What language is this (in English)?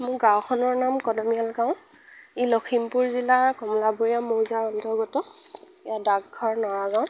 Assamese